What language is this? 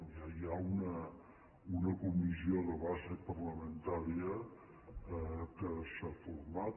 Catalan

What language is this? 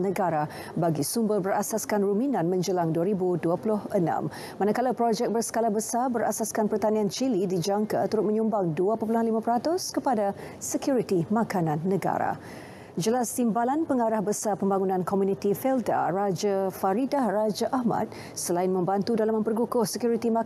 Malay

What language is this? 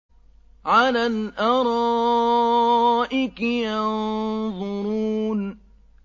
Arabic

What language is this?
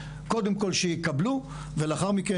Hebrew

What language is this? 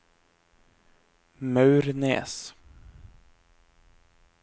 Norwegian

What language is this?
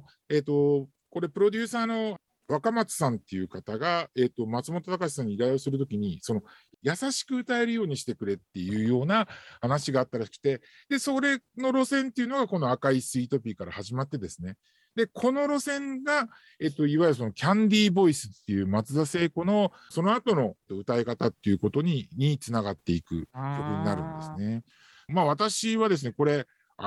Japanese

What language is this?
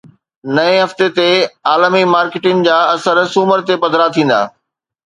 Sindhi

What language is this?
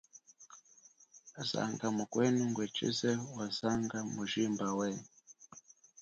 Chokwe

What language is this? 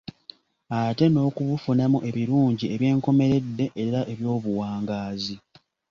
Ganda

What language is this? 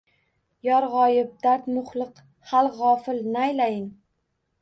Uzbek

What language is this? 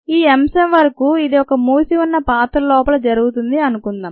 Telugu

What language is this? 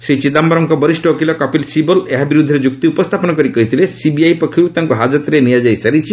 Odia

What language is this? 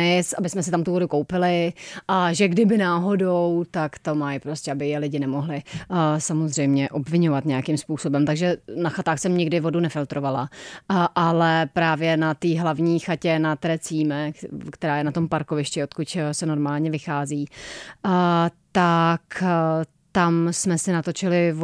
Czech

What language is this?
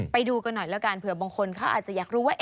Thai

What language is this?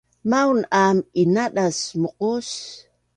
Bunun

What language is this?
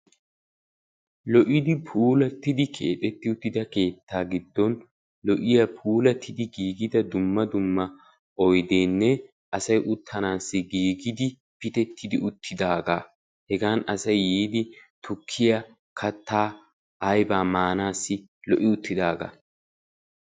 Wolaytta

